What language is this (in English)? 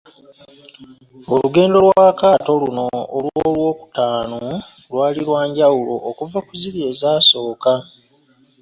Ganda